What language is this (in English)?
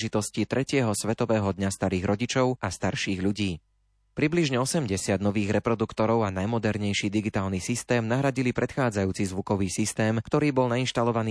Slovak